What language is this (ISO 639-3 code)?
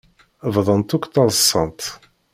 kab